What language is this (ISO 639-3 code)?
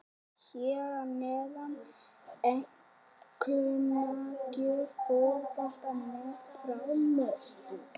isl